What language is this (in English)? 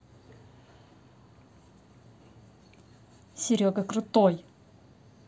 Russian